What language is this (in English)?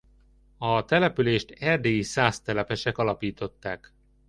Hungarian